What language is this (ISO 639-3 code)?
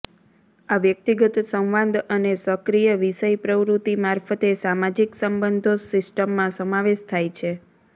guj